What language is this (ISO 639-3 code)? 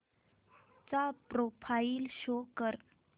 mar